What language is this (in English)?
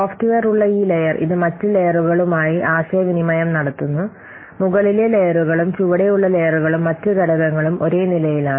Malayalam